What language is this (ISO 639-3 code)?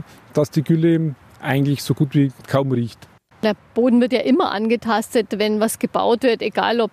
deu